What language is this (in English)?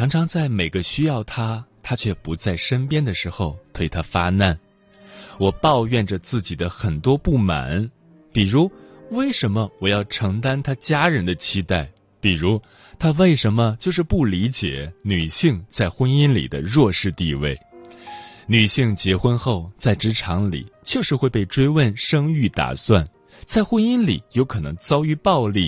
Chinese